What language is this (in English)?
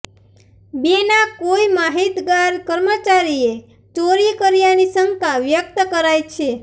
Gujarati